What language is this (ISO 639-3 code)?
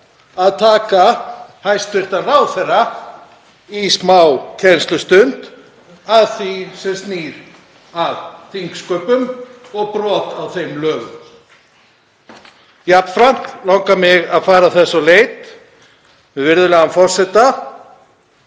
isl